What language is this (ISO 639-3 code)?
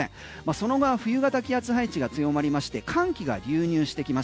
jpn